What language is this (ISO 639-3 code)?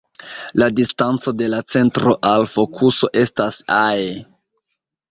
epo